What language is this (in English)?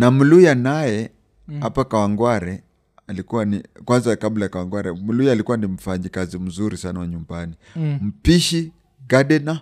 Swahili